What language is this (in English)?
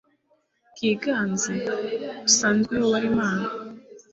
Kinyarwanda